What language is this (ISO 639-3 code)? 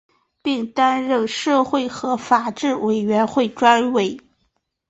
zho